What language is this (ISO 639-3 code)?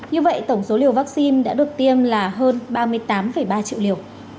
vie